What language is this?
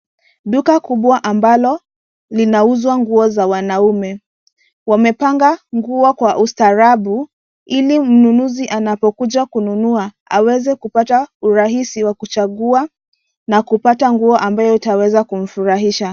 Swahili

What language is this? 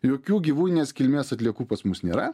Lithuanian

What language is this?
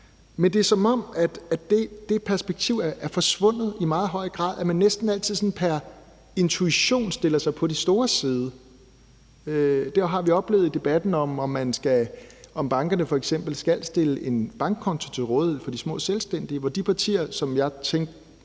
Danish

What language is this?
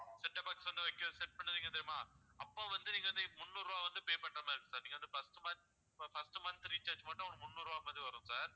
Tamil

